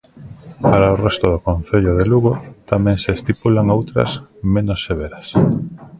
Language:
Galician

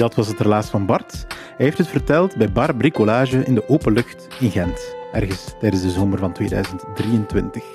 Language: Dutch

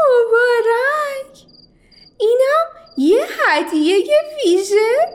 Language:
Persian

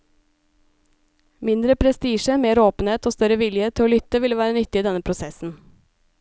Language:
Norwegian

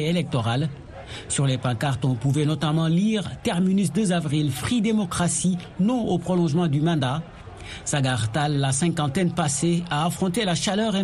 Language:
French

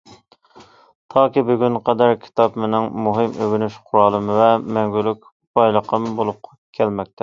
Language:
Uyghur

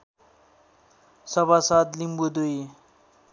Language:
Nepali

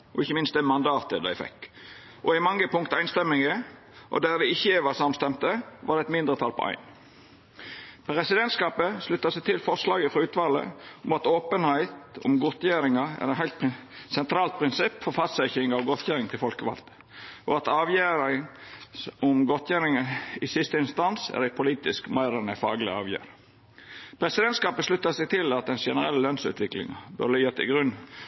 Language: Norwegian Nynorsk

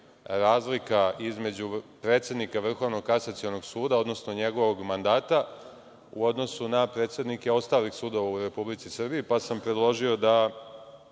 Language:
Serbian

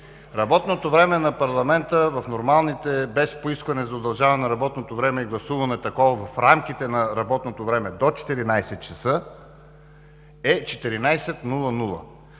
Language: Bulgarian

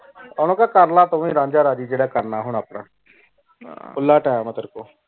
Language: Punjabi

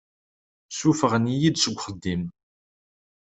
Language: Kabyle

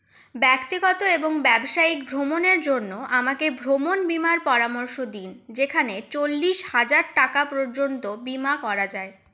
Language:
Bangla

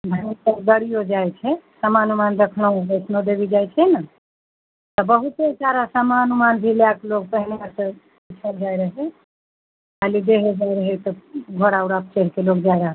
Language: Maithili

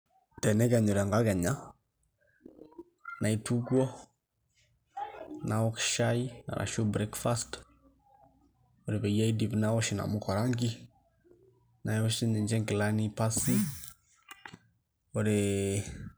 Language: Masai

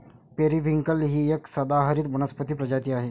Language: Marathi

